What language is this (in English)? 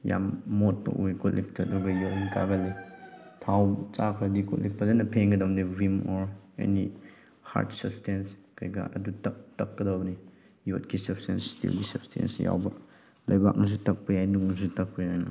Manipuri